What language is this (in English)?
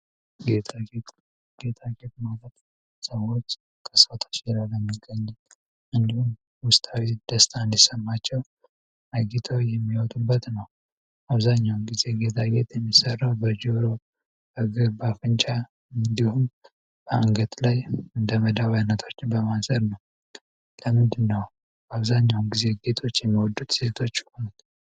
Amharic